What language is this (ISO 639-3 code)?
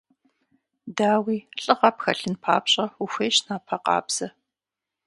kbd